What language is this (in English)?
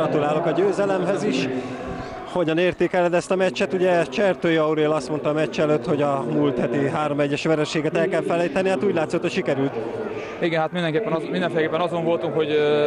Hungarian